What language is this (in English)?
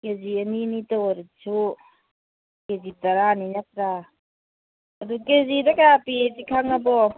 Manipuri